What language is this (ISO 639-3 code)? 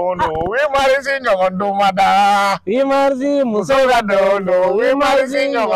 ara